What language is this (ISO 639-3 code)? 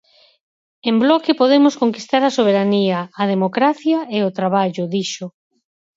glg